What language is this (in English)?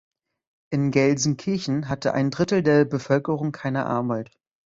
German